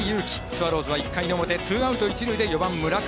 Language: Japanese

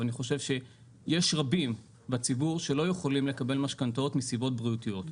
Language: Hebrew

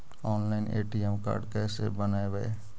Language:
Magahi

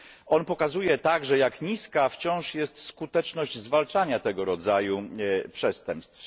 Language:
Polish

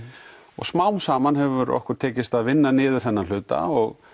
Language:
Icelandic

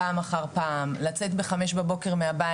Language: Hebrew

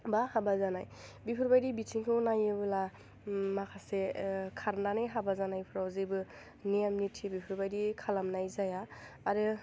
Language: Bodo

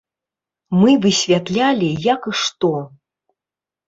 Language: Belarusian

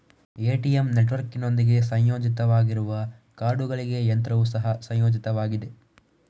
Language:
Kannada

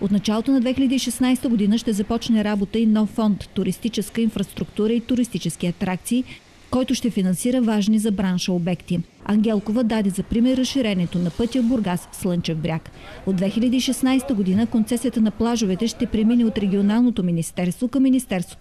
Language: Bulgarian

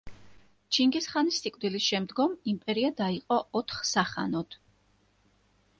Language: Georgian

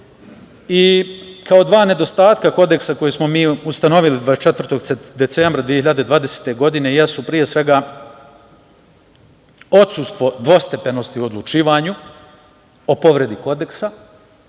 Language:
Serbian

